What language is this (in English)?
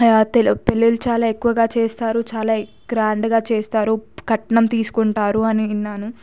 Telugu